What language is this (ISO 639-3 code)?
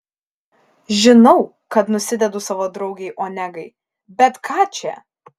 lit